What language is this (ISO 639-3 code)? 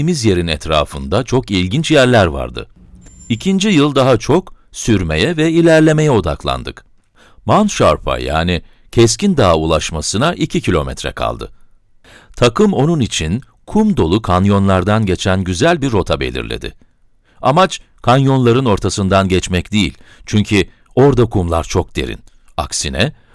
tur